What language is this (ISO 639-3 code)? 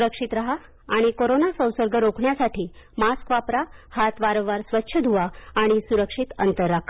mar